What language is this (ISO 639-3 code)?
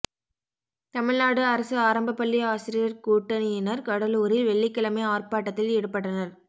tam